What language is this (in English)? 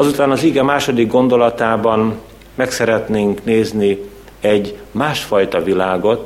Hungarian